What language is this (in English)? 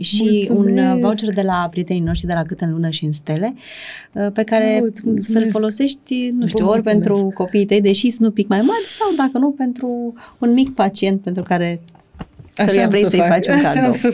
Romanian